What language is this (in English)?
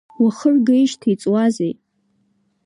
Abkhazian